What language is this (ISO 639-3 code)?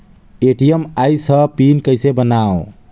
hne